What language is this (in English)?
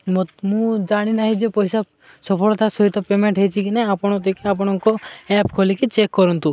Odia